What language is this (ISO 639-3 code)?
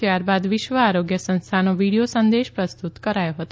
guj